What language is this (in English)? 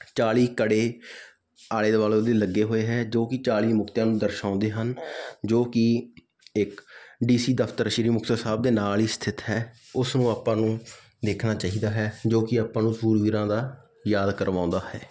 Punjabi